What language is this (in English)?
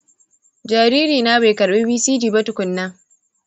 Hausa